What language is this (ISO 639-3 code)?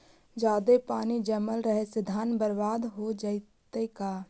mag